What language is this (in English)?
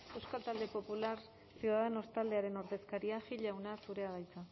Basque